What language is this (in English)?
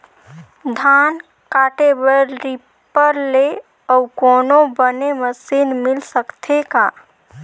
Chhattisgarhi